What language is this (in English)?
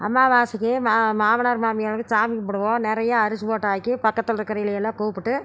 Tamil